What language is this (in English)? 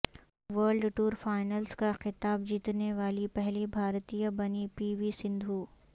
Urdu